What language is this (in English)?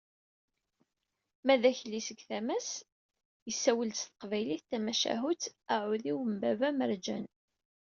Kabyle